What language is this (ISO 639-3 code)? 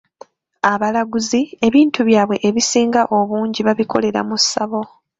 lug